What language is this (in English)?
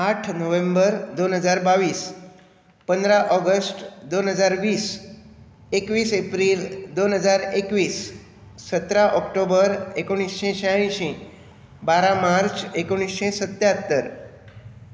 Konkani